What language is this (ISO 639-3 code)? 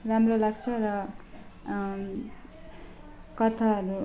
nep